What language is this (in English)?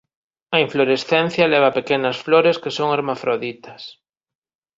Galician